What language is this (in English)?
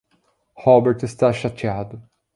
Portuguese